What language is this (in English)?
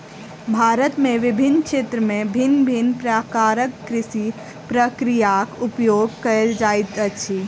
Maithili